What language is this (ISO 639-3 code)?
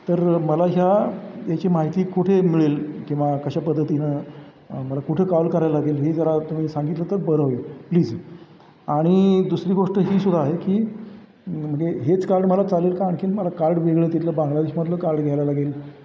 mar